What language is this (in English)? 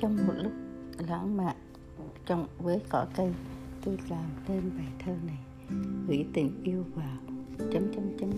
Vietnamese